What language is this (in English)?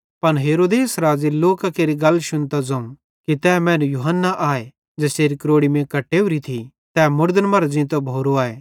Bhadrawahi